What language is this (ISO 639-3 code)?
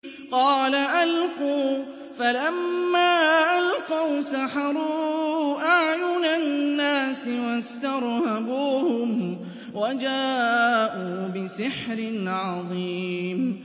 ara